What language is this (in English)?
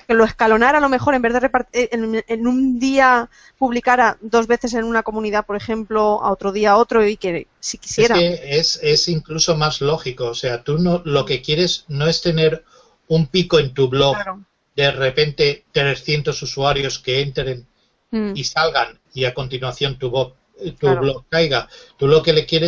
Spanish